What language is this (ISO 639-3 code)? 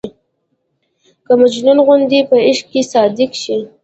pus